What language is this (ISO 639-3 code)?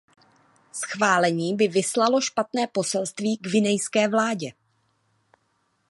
ces